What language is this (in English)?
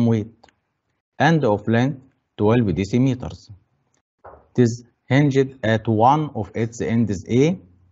Arabic